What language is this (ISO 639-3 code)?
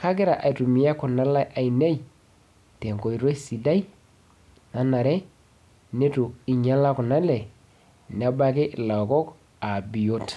mas